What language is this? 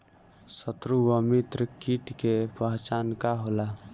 Bhojpuri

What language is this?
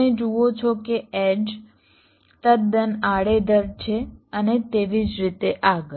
Gujarati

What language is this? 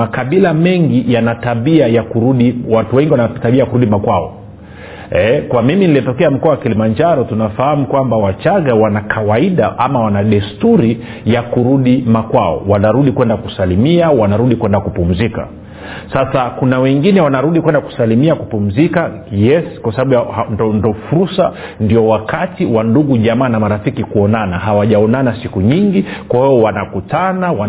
Swahili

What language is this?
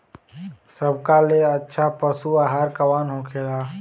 Bhojpuri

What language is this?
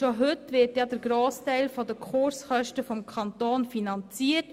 Swiss German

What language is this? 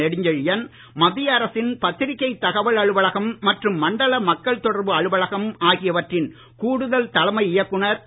Tamil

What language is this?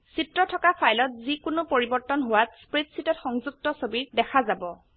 Assamese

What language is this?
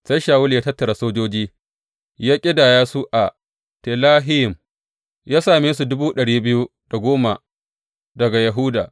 Hausa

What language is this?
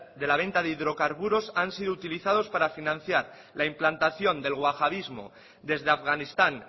Spanish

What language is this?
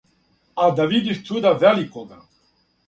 Serbian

